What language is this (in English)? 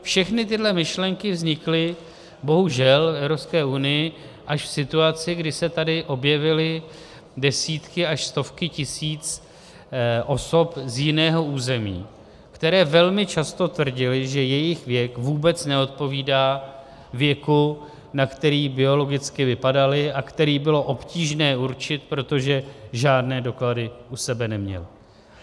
Czech